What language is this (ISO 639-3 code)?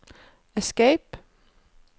nor